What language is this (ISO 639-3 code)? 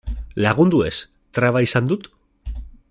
eus